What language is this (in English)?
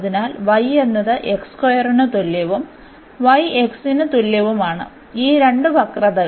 Malayalam